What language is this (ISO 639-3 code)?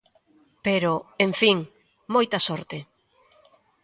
glg